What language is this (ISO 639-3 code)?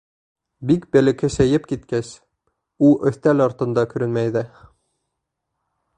bak